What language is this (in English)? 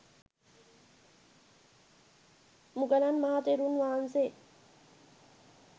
Sinhala